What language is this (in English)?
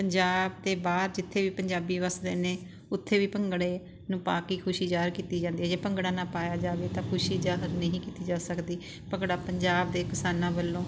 Punjabi